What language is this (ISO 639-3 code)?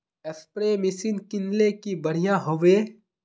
mag